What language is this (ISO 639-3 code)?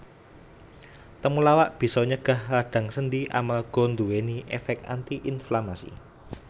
jav